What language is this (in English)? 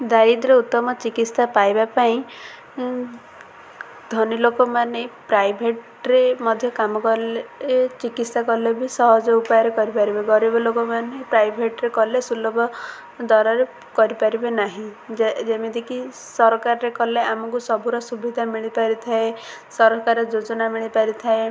Odia